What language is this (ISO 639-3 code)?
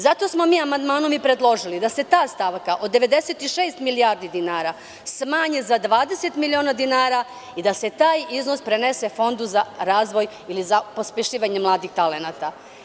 srp